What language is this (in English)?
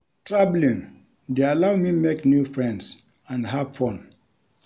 Nigerian Pidgin